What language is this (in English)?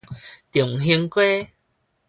Min Nan Chinese